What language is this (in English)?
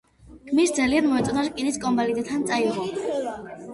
Georgian